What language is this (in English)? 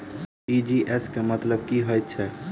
Maithili